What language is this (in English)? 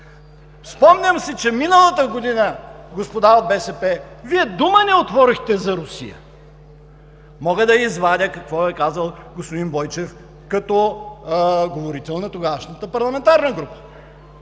Bulgarian